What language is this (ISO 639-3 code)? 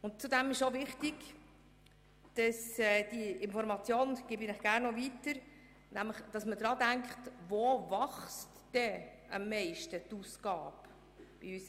gsw